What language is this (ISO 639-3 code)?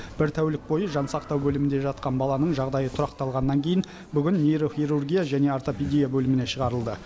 kaz